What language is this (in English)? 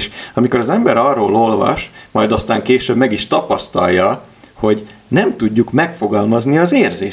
Hungarian